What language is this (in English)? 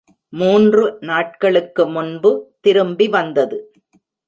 Tamil